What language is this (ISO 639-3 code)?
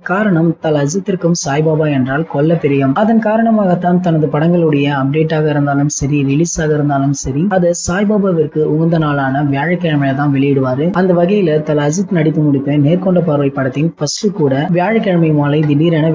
ara